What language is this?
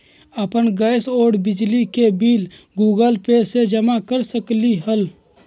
Magahi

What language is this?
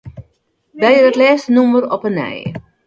Western Frisian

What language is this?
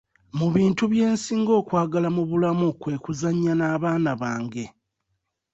Ganda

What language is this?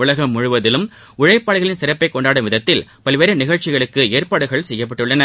Tamil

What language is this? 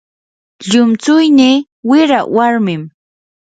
Yanahuanca Pasco Quechua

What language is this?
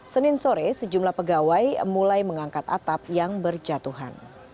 Indonesian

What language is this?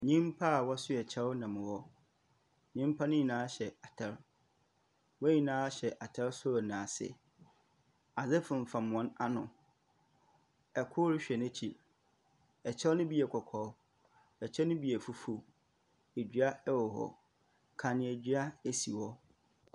Akan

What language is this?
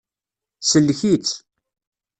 Kabyle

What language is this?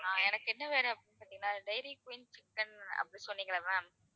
Tamil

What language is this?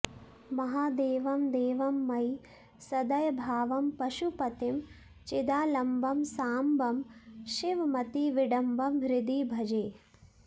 Sanskrit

